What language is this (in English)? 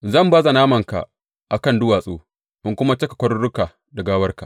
Hausa